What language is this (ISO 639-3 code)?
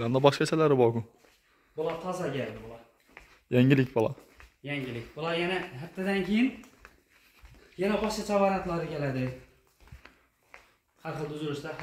tur